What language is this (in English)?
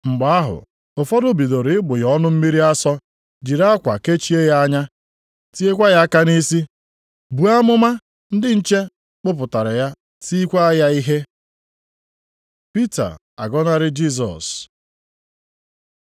Igbo